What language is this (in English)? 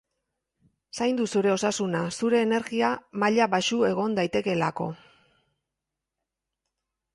Basque